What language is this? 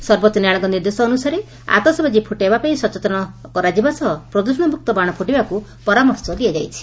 Odia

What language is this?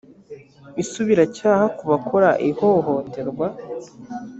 Kinyarwanda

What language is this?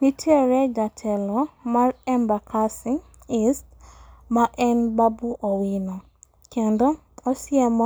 Luo (Kenya and Tanzania)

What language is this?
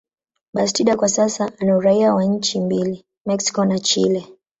Swahili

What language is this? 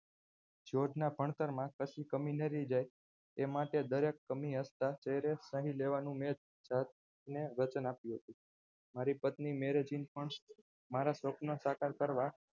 Gujarati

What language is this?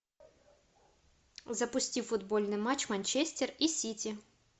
Russian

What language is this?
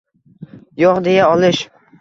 Uzbek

